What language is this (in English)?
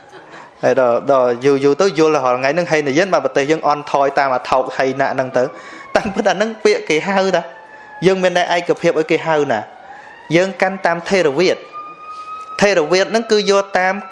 Vietnamese